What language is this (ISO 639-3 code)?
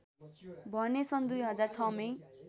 nep